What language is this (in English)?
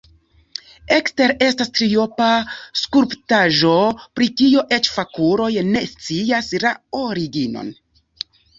Esperanto